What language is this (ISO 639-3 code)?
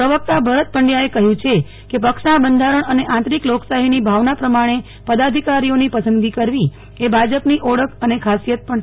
guj